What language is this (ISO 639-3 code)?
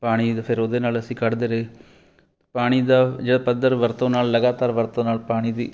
pan